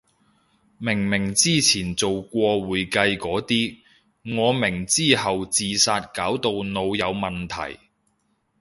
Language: Cantonese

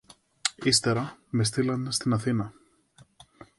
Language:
Greek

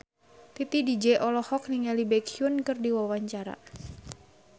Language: Sundanese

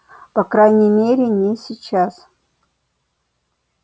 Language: Russian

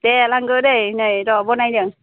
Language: Bodo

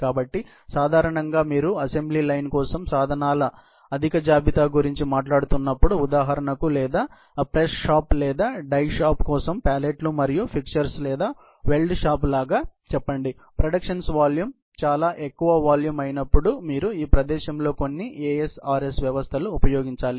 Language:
Telugu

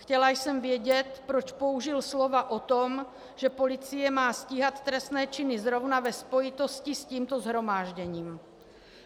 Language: Czech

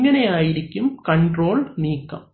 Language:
Malayalam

